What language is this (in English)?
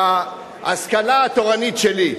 Hebrew